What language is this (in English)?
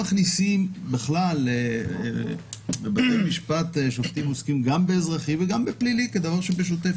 Hebrew